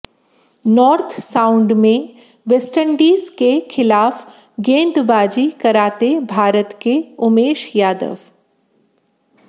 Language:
Hindi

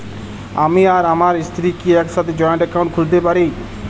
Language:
Bangla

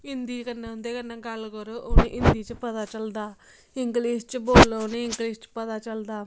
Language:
Dogri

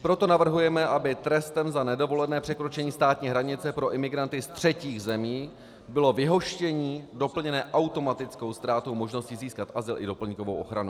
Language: Czech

